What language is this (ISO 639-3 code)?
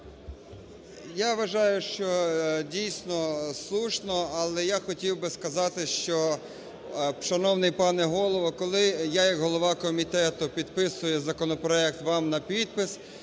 ukr